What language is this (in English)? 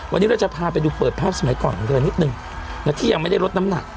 Thai